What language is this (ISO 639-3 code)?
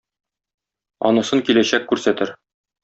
tat